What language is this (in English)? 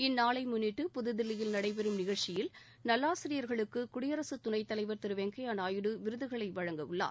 Tamil